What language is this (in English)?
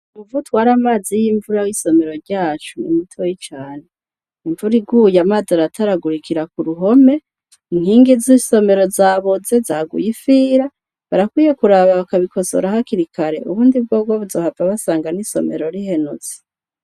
Rundi